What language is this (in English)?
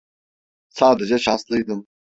Turkish